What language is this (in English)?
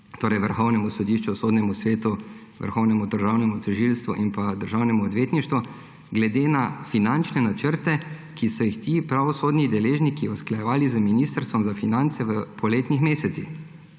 Slovenian